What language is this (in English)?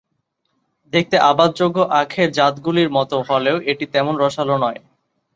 Bangla